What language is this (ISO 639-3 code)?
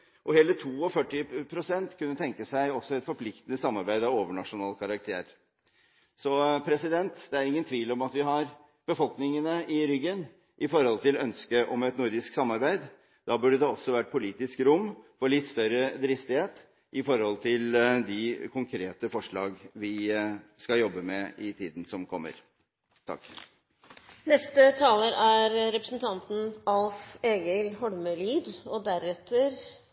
nor